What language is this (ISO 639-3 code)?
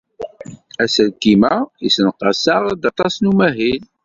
kab